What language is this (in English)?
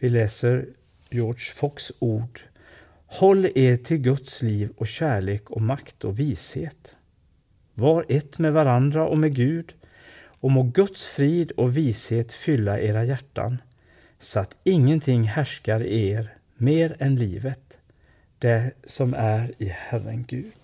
Swedish